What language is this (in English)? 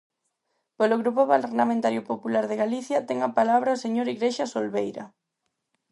Galician